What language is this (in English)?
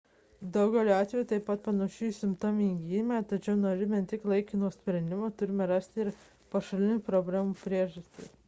Lithuanian